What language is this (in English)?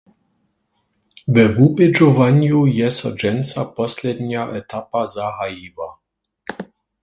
Upper Sorbian